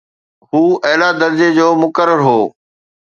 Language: Sindhi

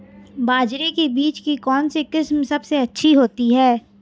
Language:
Hindi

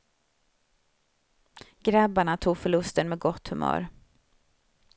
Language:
Swedish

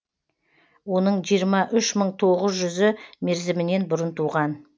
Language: Kazakh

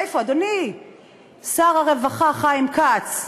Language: Hebrew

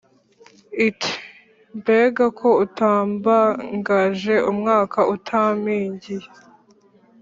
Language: Kinyarwanda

